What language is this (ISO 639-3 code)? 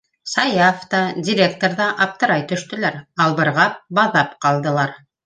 bak